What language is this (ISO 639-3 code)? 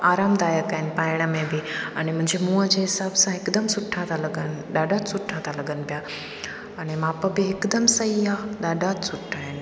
snd